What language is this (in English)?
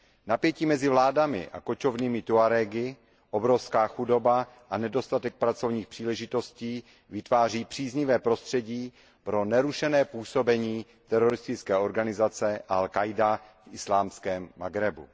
Czech